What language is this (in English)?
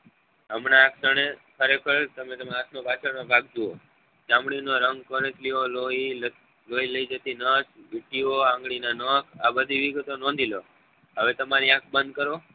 Gujarati